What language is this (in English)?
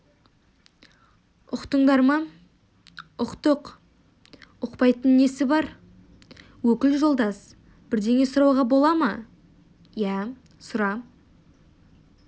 Kazakh